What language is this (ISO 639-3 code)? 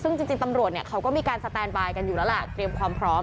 tha